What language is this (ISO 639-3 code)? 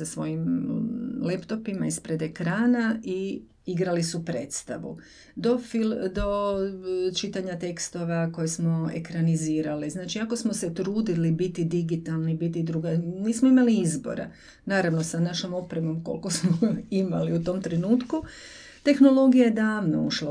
hrv